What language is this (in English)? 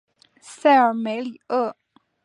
Chinese